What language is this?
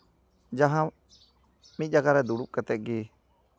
Santali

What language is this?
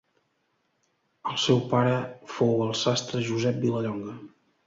Catalan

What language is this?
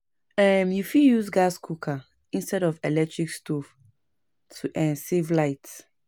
Nigerian Pidgin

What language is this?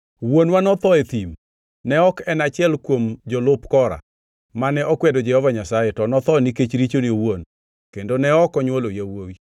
Luo (Kenya and Tanzania)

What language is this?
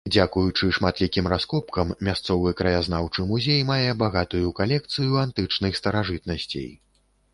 Belarusian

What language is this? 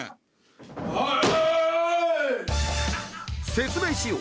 Japanese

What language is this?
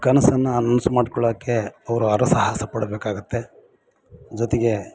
Kannada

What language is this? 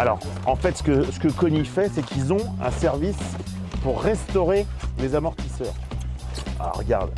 French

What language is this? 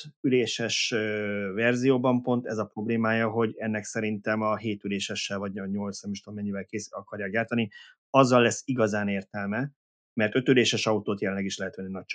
Hungarian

